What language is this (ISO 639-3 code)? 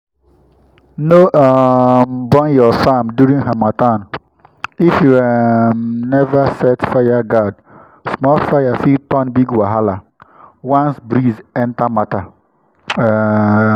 pcm